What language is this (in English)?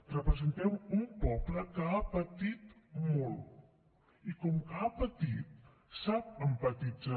Catalan